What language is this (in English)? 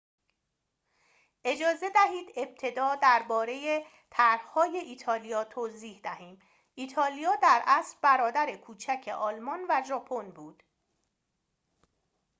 Persian